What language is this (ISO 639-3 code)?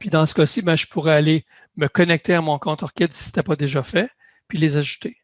fra